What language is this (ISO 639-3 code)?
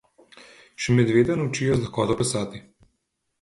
slv